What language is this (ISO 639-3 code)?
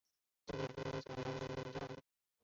zho